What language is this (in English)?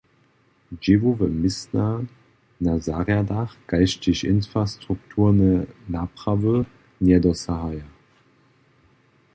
Upper Sorbian